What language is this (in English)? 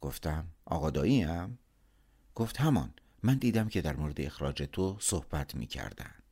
Persian